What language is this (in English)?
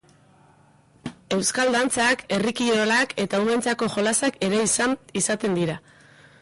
Basque